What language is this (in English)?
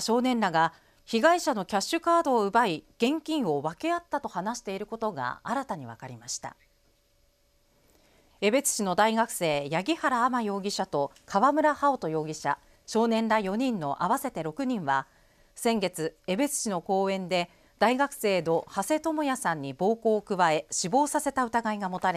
Japanese